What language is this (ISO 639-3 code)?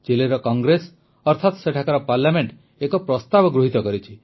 ori